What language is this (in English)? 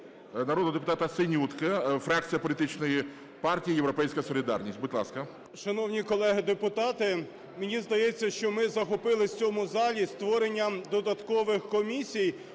Ukrainian